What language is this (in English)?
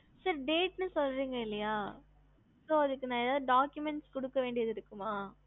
Tamil